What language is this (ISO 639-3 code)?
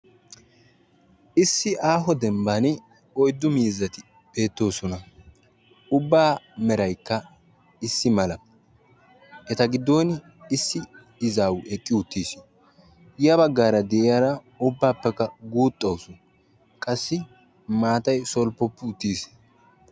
wal